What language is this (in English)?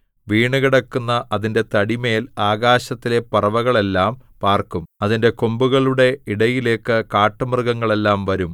Malayalam